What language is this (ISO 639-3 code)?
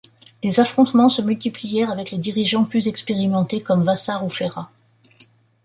fra